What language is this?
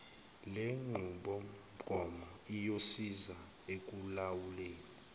Zulu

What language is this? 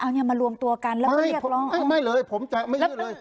Thai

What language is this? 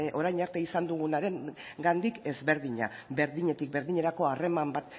Basque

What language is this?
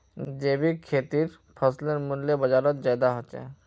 Magahi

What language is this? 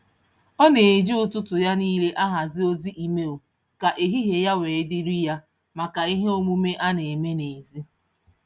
Igbo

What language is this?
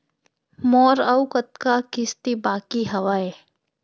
Chhattisgarhi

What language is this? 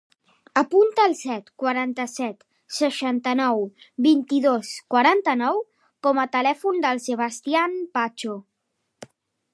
Catalan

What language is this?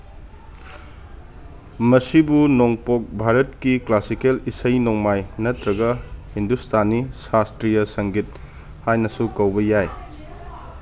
Manipuri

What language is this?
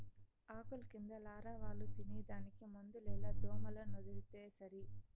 Telugu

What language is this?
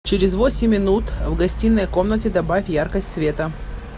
Russian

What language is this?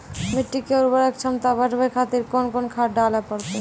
Maithili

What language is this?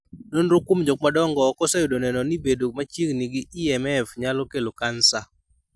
Luo (Kenya and Tanzania)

